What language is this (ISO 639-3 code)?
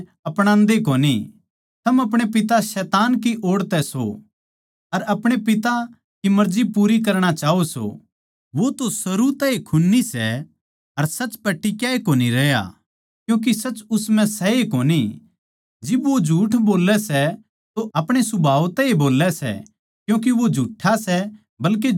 bgc